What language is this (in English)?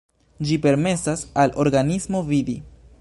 Esperanto